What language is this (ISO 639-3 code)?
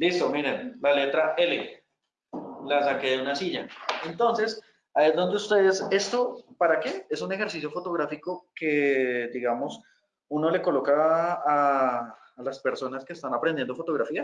spa